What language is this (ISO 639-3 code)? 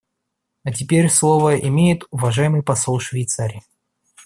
rus